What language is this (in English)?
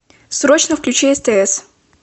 Russian